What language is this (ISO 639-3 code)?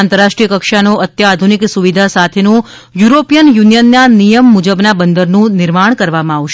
guj